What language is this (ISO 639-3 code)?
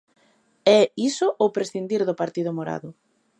glg